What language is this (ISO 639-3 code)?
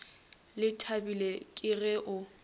nso